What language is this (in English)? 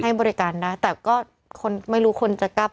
Thai